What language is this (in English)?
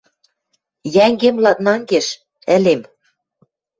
Western Mari